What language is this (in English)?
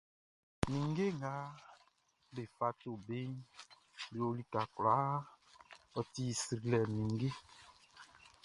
Baoulé